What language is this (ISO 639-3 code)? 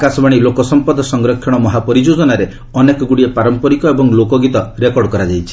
ori